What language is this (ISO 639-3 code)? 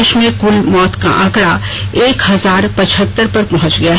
hin